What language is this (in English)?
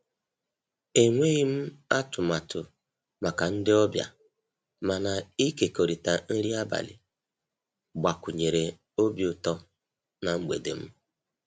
Igbo